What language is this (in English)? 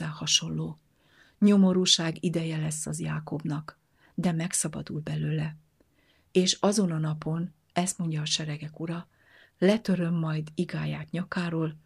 Hungarian